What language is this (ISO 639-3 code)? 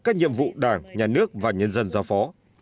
vie